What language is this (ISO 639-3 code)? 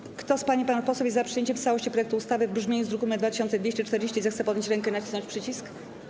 pol